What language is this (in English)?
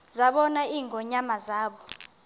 Xhosa